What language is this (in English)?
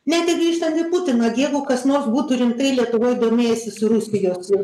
Lithuanian